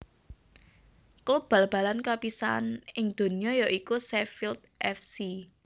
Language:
Javanese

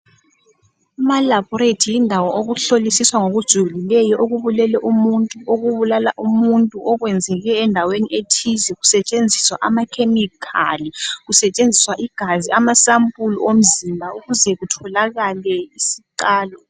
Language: North Ndebele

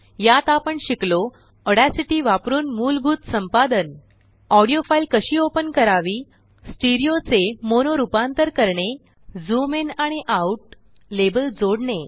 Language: Marathi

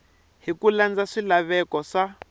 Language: Tsonga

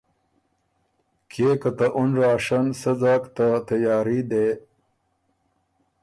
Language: Ormuri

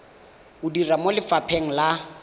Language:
Tswana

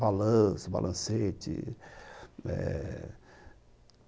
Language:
Portuguese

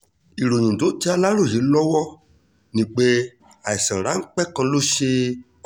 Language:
Yoruba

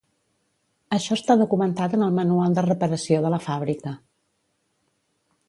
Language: Catalan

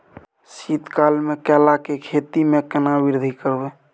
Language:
Maithili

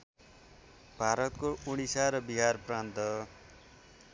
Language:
Nepali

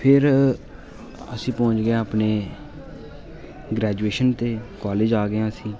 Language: Dogri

